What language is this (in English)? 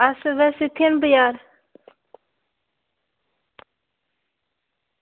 Dogri